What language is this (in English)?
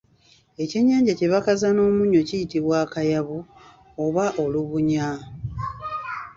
Ganda